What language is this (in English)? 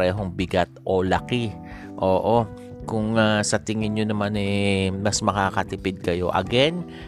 Filipino